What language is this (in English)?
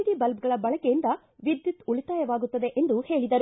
Kannada